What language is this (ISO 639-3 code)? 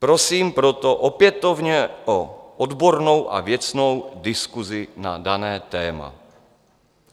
ces